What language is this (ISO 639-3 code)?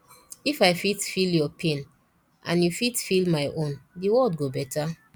pcm